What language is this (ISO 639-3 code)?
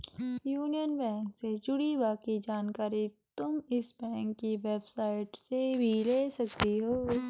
hin